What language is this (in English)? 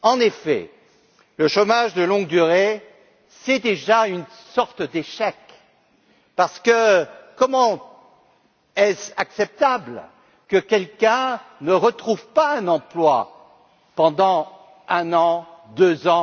French